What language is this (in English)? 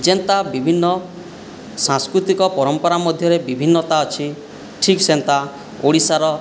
Odia